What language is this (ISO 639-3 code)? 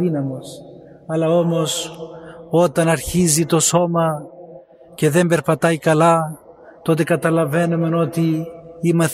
ell